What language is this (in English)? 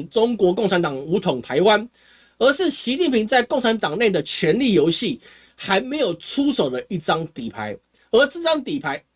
Chinese